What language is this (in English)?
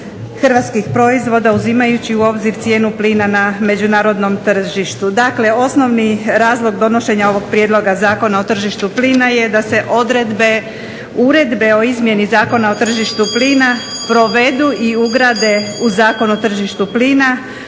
Croatian